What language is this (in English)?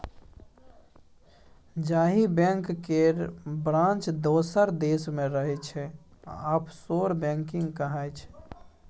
Maithili